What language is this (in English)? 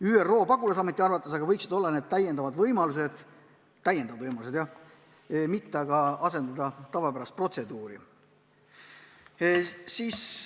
Estonian